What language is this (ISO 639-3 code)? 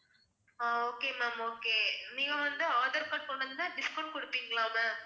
tam